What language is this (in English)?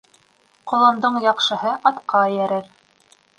Bashkir